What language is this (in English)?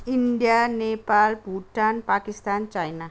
Nepali